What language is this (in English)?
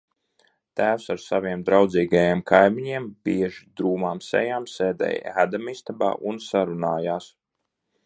Latvian